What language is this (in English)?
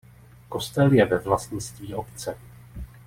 Czech